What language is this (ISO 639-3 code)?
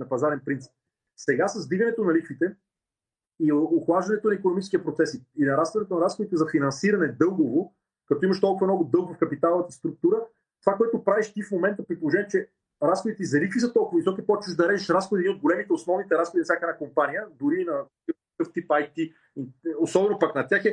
bul